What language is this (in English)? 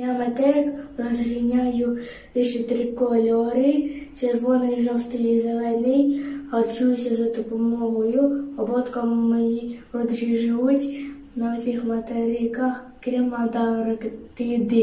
Ukrainian